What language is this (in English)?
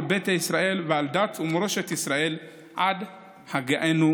Hebrew